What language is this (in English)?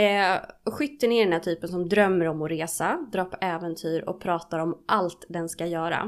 Swedish